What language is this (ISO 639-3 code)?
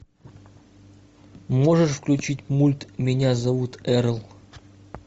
rus